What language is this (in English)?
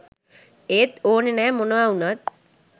Sinhala